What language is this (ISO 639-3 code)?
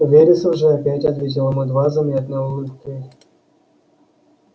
rus